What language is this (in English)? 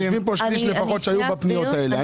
Hebrew